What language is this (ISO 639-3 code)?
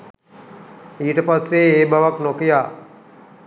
sin